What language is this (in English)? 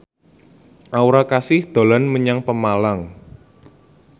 Javanese